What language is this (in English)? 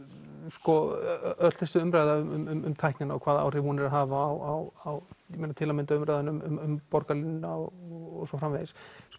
Icelandic